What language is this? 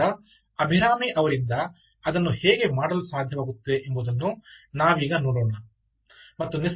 Kannada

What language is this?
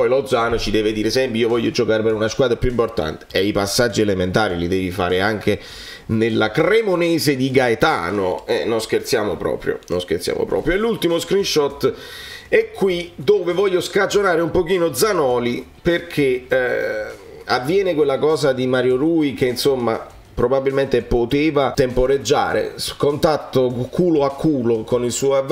Italian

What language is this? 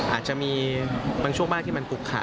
Thai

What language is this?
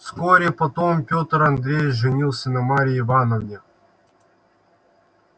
Russian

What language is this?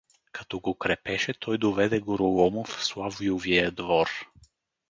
Bulgarian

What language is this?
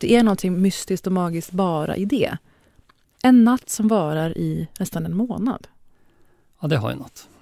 Swedish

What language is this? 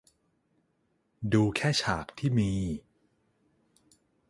Thai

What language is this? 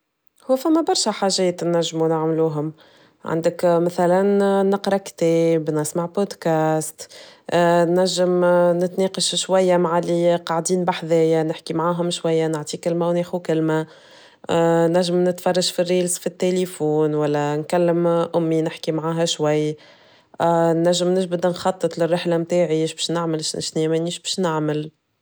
Tunisian Arabic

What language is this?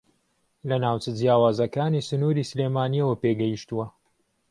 Central Kurdish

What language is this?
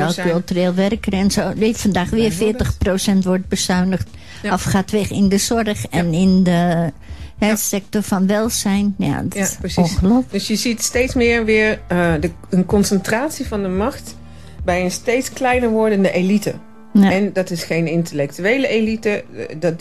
Dutch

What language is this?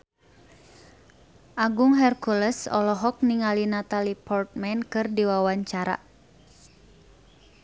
Sundanese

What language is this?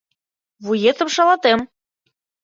Mari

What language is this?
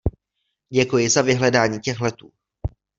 Czech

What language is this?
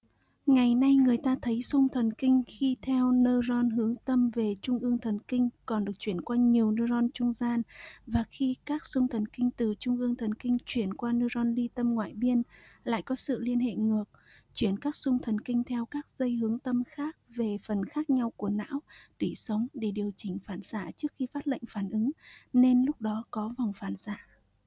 Vietnamese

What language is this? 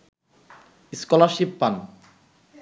Bangla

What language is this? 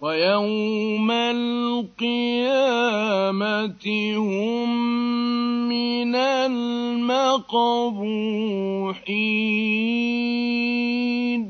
Arabic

